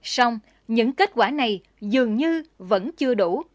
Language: Vietnamese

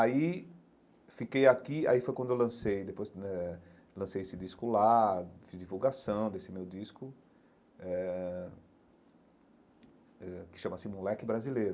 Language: Portuguese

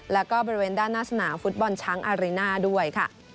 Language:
Thai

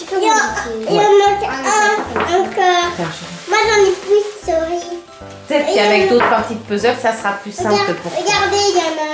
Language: French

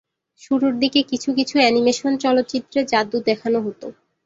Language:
Bangla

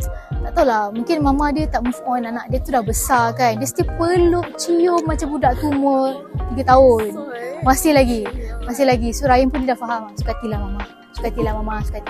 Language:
Malay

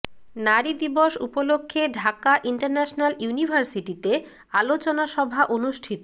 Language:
Bangla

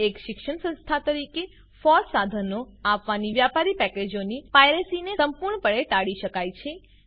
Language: Gujarati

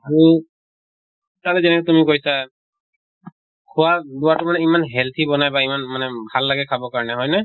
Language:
Assamese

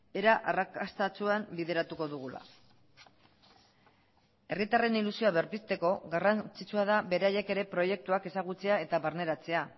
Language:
Basque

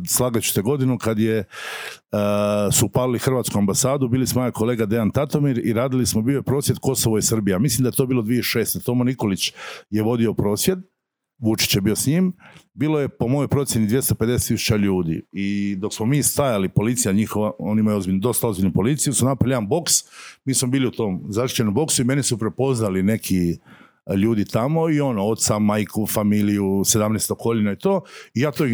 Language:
Croatian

